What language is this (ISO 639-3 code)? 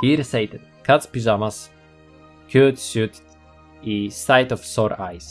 pol